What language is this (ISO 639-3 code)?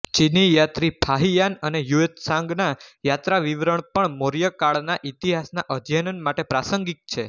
guj